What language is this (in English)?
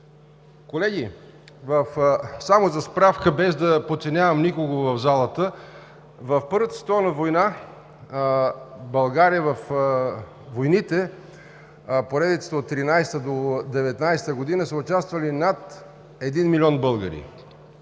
Bulgarian